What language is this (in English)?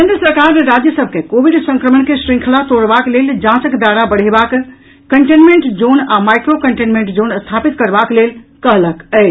Maithili